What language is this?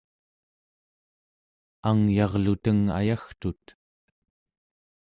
Central Yupik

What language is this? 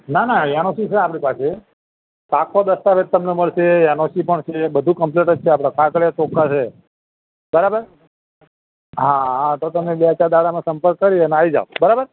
Gujarati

